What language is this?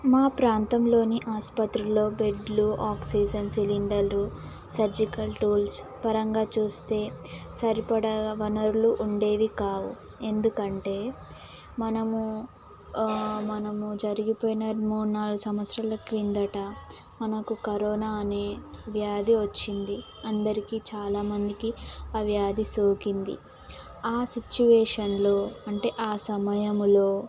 Telugu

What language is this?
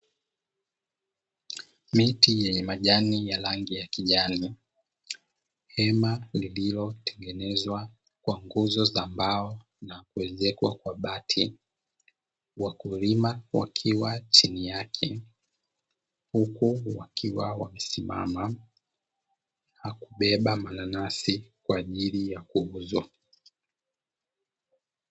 Swahili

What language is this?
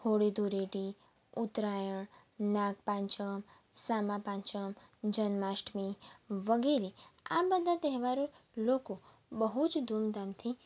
Gujarati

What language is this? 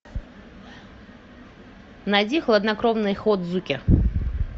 Russian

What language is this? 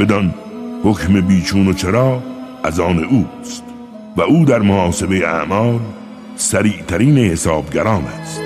Persian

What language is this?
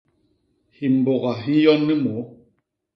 Basaa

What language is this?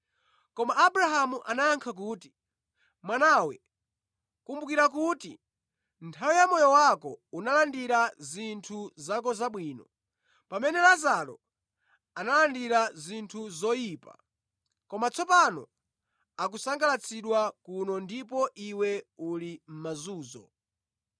Nyanja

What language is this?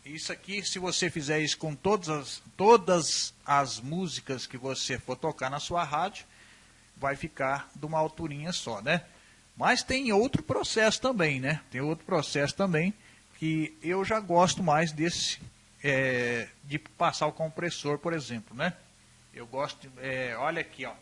Portuguese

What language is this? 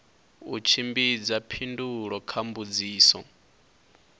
Venda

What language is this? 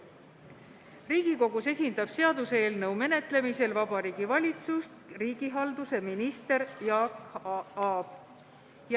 Estonian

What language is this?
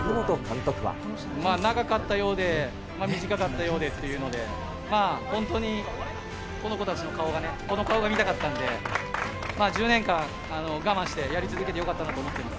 Japanese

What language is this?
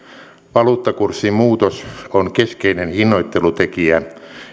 Finnish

